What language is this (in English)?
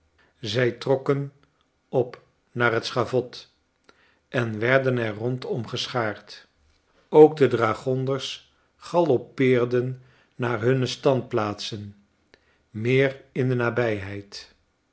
Dutch